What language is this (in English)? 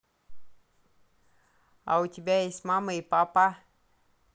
Russian